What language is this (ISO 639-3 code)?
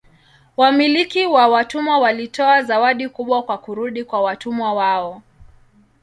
swa